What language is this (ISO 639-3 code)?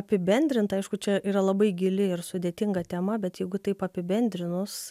lit